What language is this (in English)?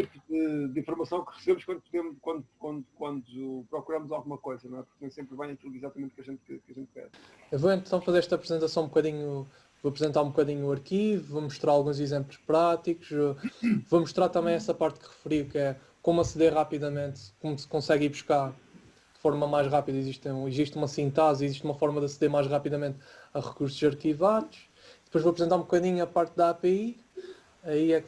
Portuguese